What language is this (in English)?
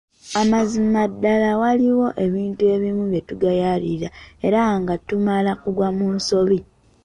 Ganda